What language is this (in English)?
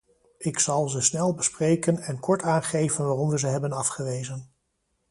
Dutch